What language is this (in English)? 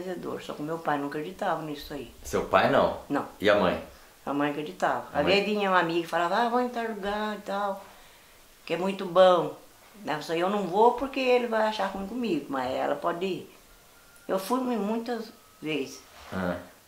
Portuguese